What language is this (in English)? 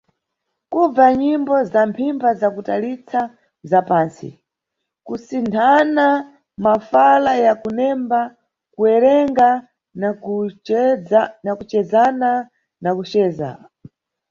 Nyungwe